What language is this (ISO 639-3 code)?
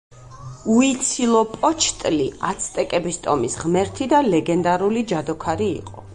kat